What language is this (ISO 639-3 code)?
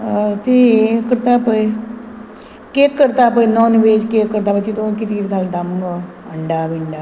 kok